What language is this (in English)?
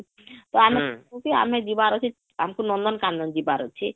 Odia